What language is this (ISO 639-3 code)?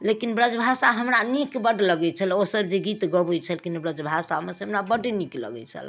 mai